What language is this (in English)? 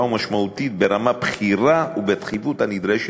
Hebrew